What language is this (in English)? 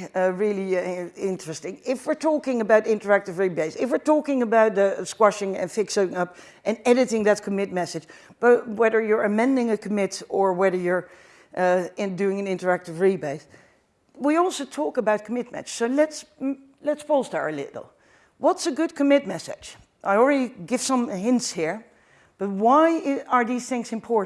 English